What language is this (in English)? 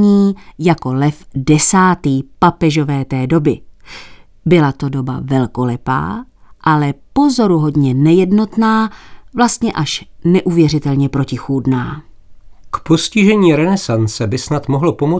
Czech